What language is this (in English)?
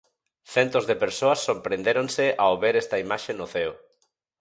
Galician